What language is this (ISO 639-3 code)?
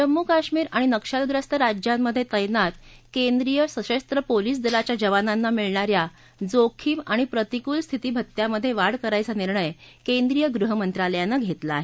mar